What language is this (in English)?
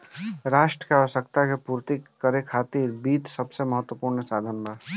Bhojpuri